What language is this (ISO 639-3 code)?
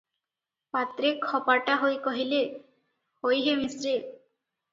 ori